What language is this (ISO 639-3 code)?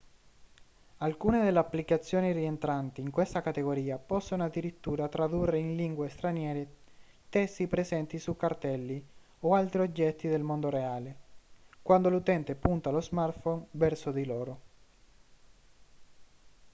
ita